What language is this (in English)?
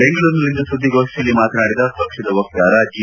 Kannada